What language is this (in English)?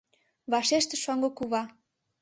Mari